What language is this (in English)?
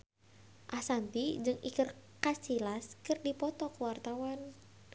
Sundanese